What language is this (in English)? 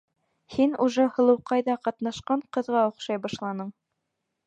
Bashkir